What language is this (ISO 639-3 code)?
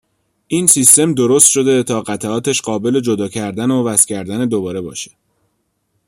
fas